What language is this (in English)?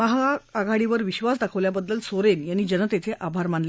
Marathi